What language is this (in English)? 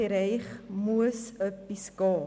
Swiss German